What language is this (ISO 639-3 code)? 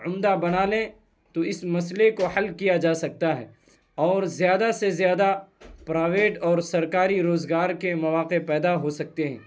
urd